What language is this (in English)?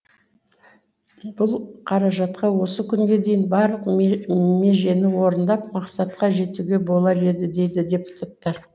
Kazakh